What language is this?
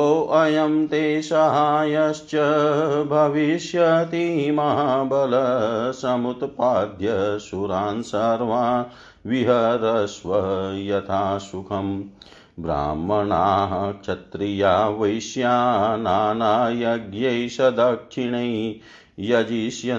Hindi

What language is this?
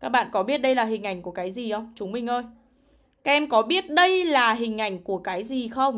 Vietnamese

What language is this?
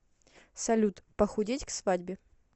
Russian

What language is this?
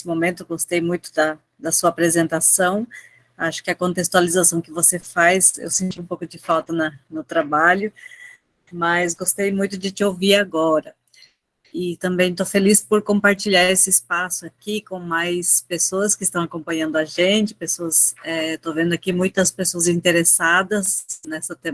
Portuguese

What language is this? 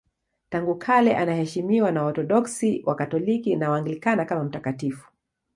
Swahili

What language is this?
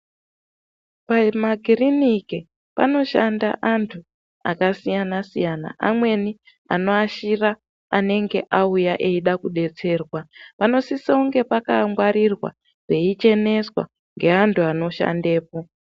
Ndau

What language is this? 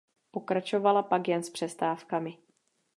Czech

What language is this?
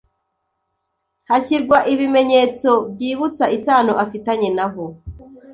Kinyarwanda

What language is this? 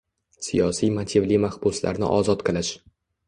Uzbek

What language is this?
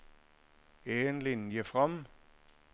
Norwegian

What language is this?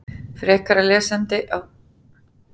Icelandic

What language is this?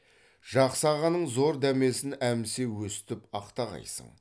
Kazakh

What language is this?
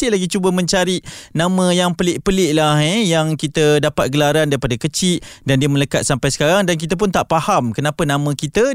Malay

